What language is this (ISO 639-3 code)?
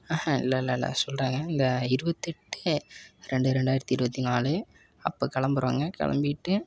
tam